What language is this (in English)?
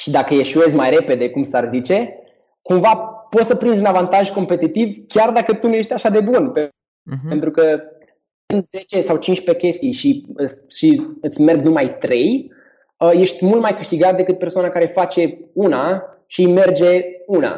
Romanian